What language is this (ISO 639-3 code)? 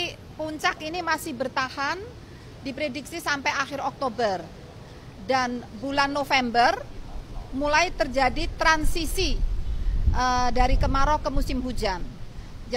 ind